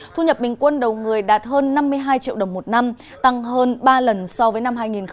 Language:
Vietnamese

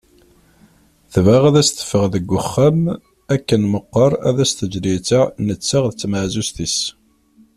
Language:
Kabyle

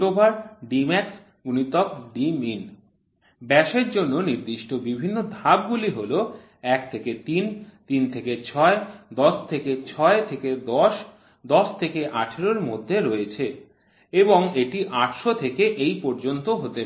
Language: Bangla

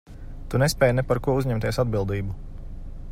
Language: Latvian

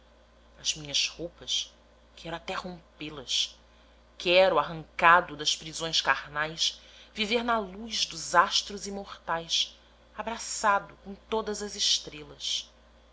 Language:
Portuguese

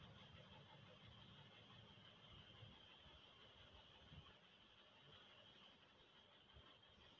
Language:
Telugu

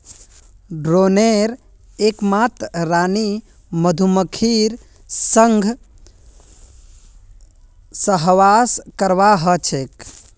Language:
Magahi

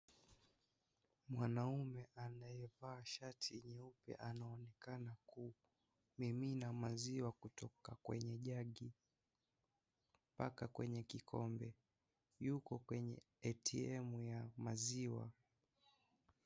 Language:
Swahili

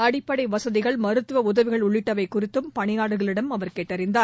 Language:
Tamil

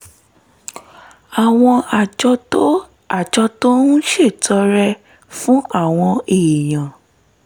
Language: Yoruba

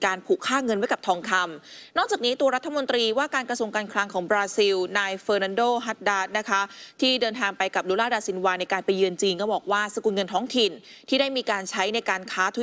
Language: Thai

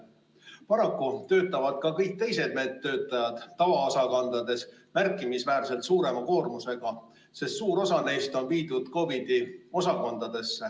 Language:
Estonian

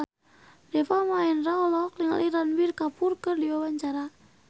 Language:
Sundanese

